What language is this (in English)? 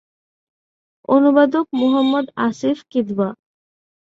Bangla